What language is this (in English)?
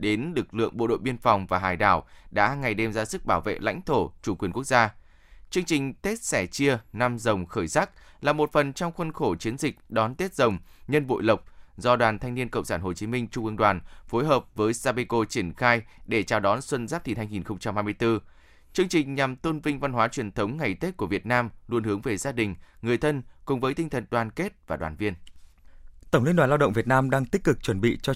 Vietnamese